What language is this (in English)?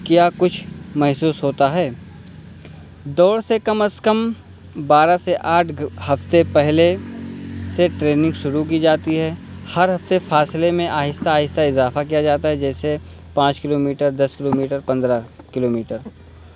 Urdu